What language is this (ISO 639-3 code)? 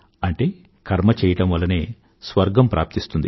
tel